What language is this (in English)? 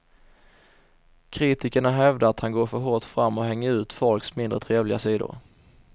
Swedish